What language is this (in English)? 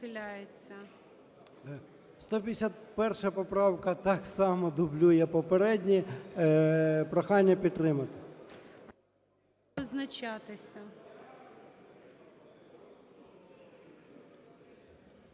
Ukrainian